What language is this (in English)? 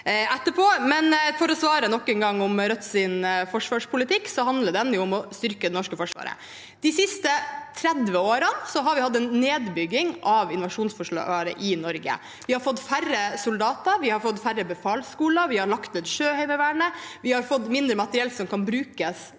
Norwegian